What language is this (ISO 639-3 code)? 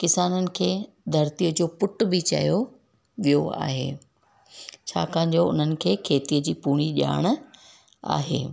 snd